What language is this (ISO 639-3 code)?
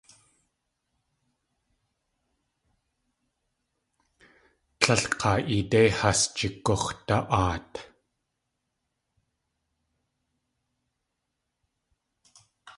tli